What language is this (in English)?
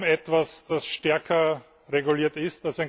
German